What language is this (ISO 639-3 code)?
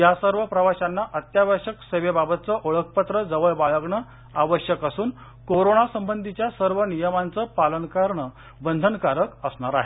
mar